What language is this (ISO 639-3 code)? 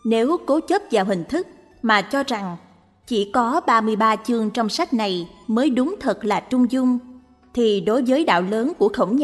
vie